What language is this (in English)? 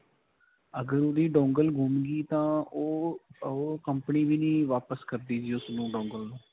Punjabi